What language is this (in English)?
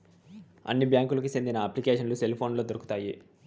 Telugu